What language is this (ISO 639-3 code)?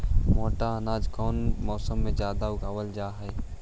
mag